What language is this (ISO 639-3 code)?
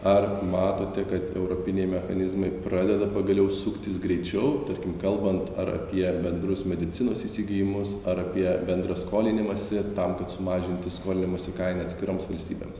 lit